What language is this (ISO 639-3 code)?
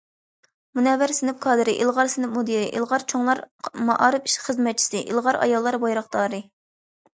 uig